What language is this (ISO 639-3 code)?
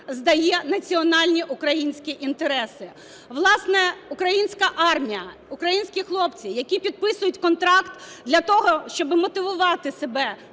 ukr